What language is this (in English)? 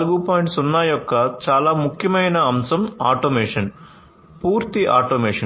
Telugu